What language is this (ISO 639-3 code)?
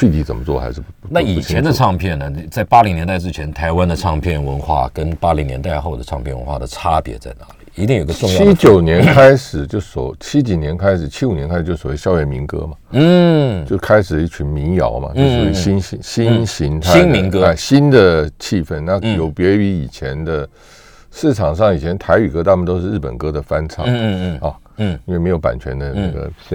zho